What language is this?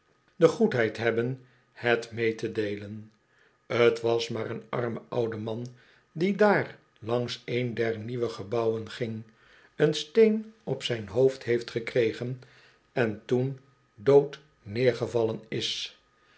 Dutch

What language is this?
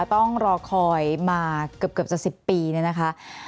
Thai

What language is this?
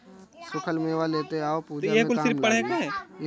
Bhojpuri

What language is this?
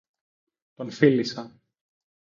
Greek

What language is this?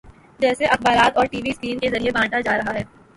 Urdu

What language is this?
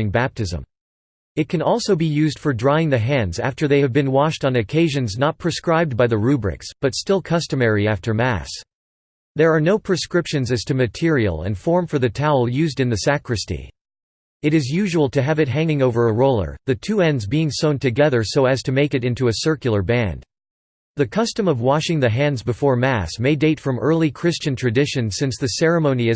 English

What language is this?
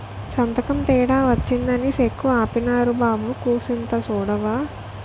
Telugu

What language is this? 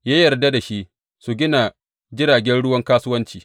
Hausa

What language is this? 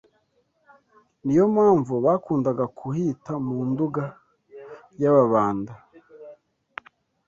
Kinyarwanda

